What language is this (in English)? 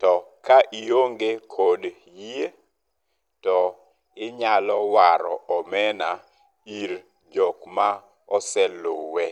Luo (Kenya and Tanzania)